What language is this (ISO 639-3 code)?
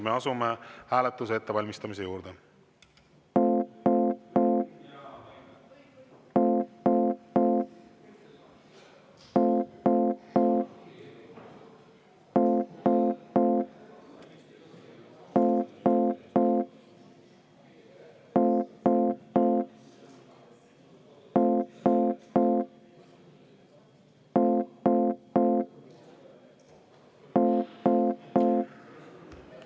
est